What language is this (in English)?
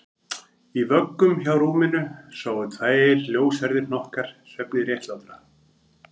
Icelandic